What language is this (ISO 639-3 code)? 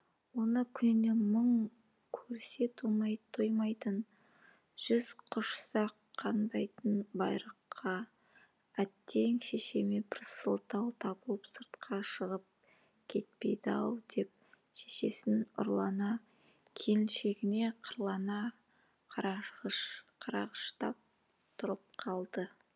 kaz